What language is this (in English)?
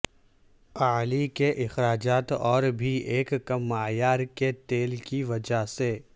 Urdu